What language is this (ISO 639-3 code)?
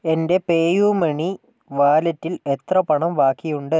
mal